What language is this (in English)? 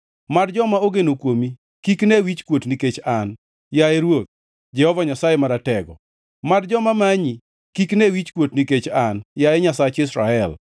Luo (Kenya and Tanzania)